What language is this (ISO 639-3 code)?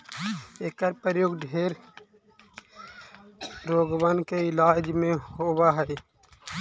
mag